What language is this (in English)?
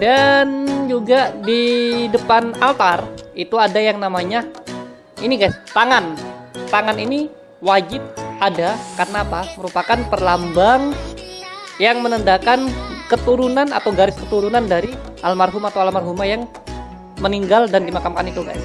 Indonesian